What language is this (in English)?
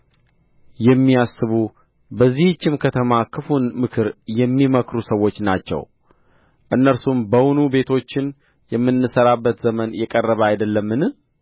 Amharic